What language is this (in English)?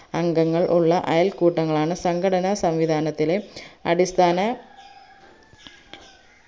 Malayalam